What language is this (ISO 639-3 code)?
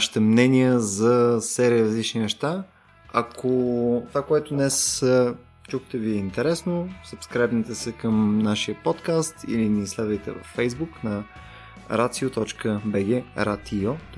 bul